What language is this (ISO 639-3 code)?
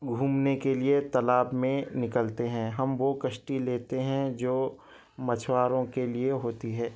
urd